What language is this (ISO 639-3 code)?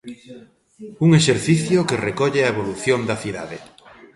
glg